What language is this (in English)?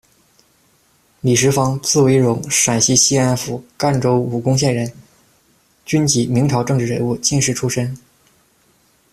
Chinese